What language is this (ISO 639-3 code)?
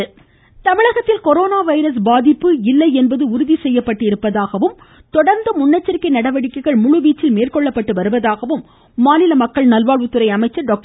tam